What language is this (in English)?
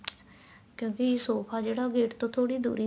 Punjabi